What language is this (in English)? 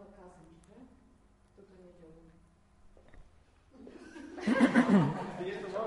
Slovak